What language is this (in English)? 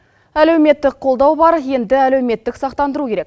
Kazakh